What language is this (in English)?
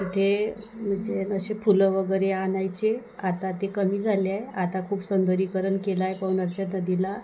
Marathi